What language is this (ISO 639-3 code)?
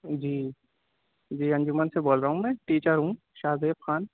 urd